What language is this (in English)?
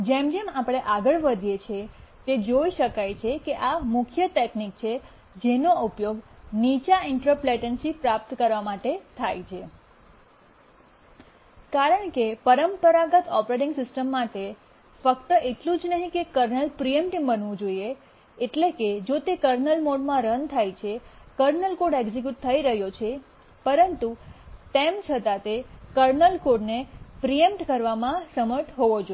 Gujarati